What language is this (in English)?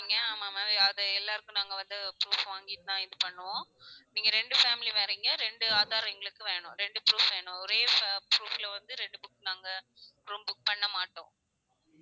Tamil